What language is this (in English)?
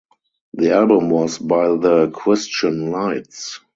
English